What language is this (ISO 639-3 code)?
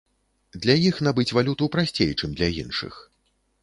bel